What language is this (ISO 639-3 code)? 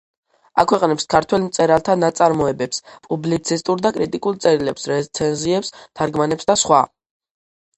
kat